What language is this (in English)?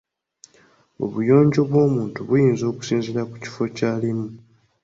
Ganda